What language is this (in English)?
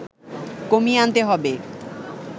Bangla